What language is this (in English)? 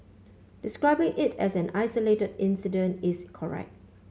English